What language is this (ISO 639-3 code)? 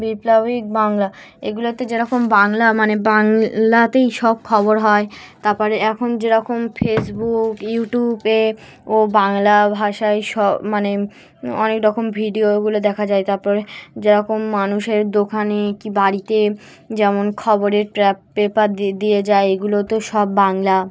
ben